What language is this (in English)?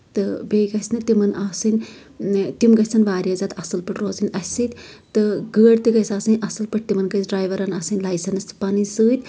Kashmiri